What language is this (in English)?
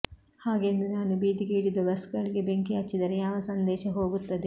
Kannada